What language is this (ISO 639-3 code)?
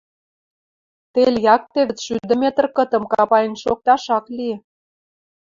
mrj